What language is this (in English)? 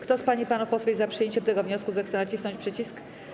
Polish